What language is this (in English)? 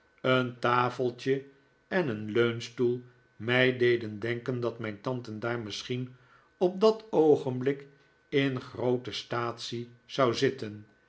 Dutch